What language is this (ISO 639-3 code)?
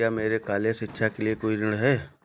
hin